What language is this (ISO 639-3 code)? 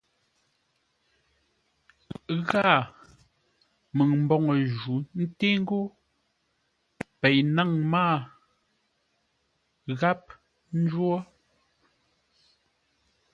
nla